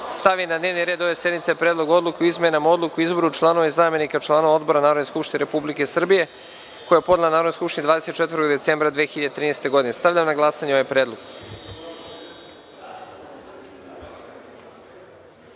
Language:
Serbian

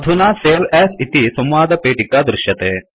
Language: Sanskrit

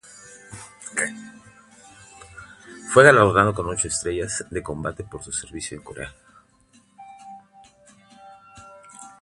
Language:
Spanish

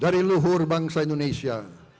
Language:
Indonesian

